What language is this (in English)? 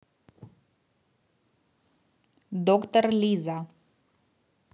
Russian